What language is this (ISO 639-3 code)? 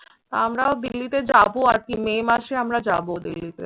ben